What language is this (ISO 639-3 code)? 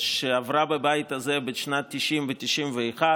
heb